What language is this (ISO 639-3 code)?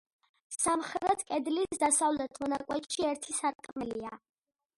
kat